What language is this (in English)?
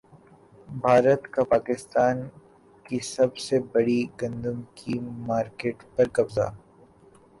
Urdu